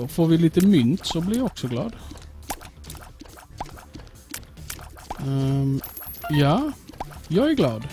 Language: Swedish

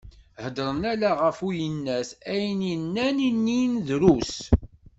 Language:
Kabyle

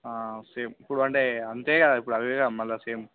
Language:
Telugu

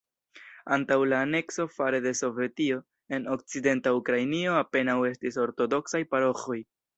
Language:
Esperanto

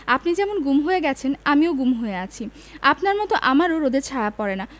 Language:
Bangla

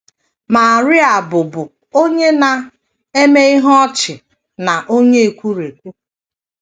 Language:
Igbo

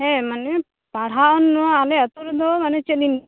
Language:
Santali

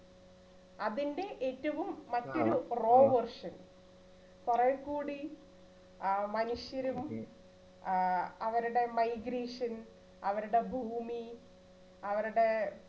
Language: Malayalam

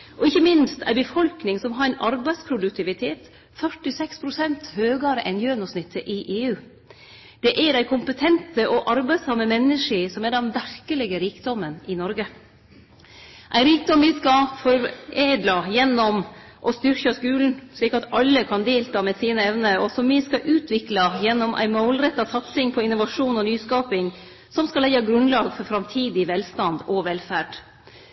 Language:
Norwegian Nynorsk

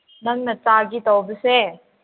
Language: Manipuri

